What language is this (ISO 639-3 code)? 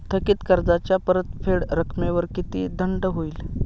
mar